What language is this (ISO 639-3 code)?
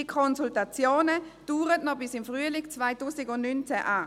gsw